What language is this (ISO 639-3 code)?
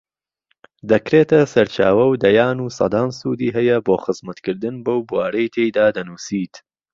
ckb